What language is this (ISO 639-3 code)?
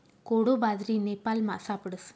mar